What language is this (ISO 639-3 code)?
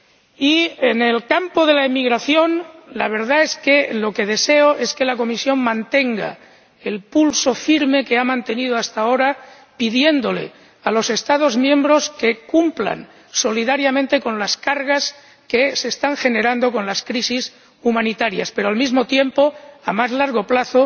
spa